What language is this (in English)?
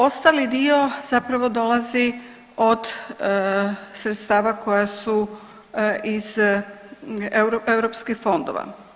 Croatian